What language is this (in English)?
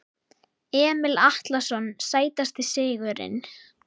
Icelandic